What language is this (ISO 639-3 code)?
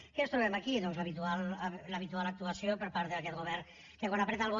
cat